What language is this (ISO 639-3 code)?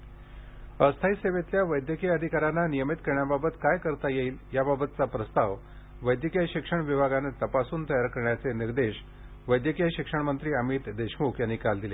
mar